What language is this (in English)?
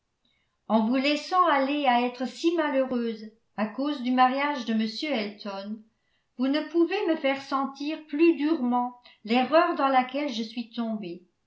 French